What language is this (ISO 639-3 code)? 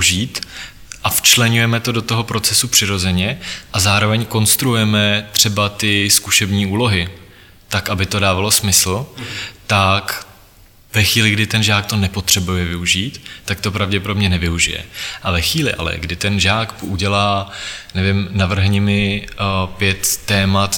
ces